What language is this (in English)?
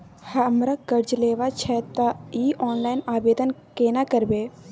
Maithili